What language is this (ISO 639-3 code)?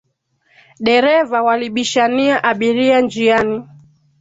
swa